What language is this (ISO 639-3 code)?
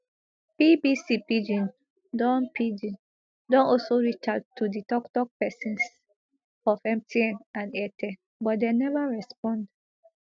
pcm